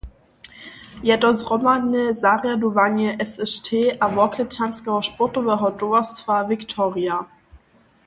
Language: Upper Sorbian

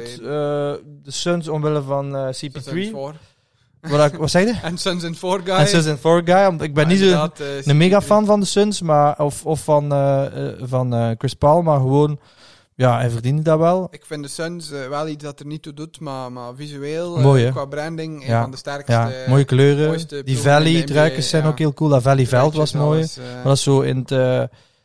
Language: Dutch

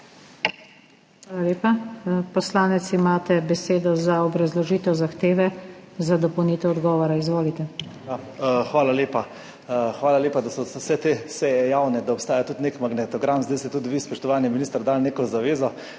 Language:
Slovenian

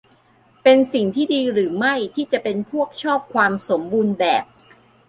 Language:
Thai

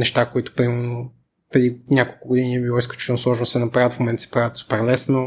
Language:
Bulgarian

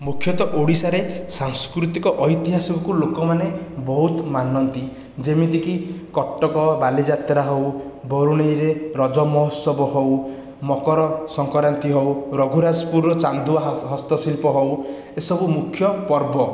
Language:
Odia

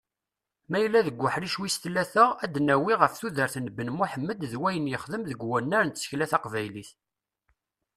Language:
Kabyle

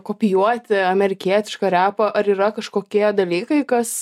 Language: Lithuanian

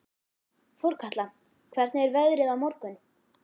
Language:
Icelandic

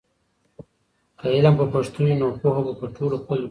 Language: Pashto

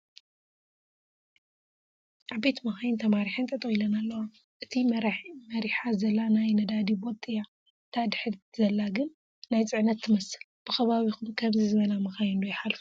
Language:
Tigrinya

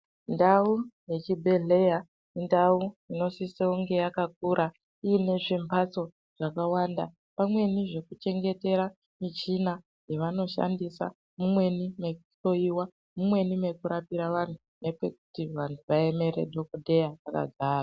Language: Ndau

